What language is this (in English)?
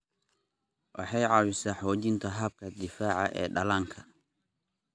Somali